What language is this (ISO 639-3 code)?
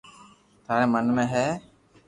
lrk